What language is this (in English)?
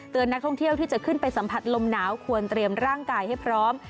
Thai